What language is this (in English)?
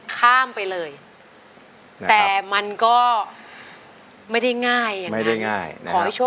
Thai